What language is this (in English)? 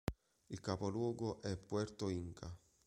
Italian